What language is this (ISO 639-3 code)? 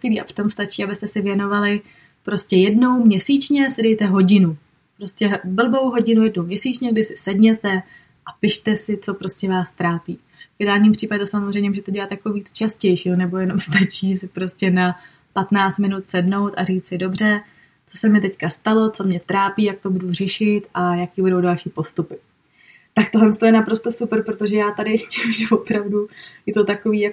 ces